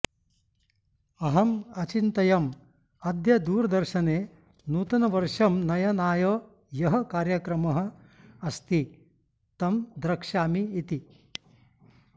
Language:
Sanskrit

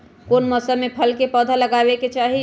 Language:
Magahi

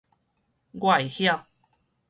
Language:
Min Nan Chinese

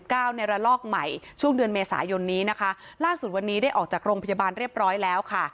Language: Thai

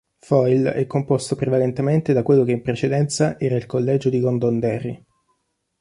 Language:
Italian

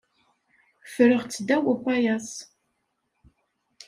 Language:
Kabyle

